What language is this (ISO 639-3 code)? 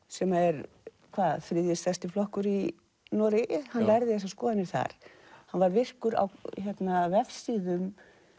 isl